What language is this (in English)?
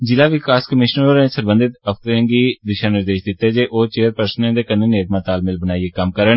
Dogri